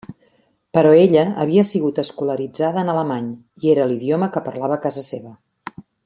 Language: Catalan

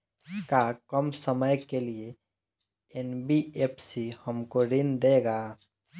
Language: Bhojpuri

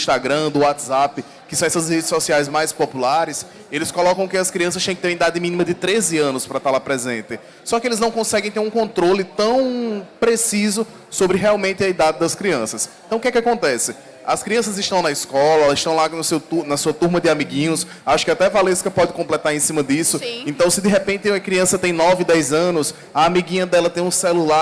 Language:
Portuguese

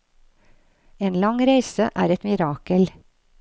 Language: Norwegian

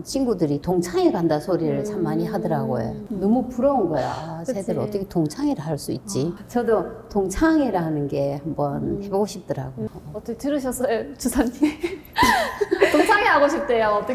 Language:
Korean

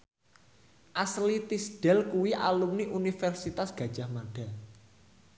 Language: Javanese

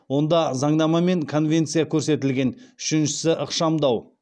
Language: Kazakh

